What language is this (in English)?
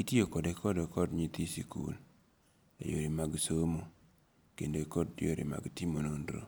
Luo (Kenya and Tanzania)